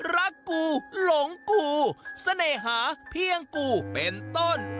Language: Thai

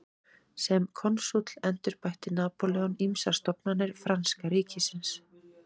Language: Icelandic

